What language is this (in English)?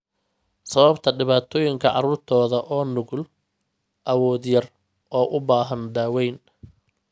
Somali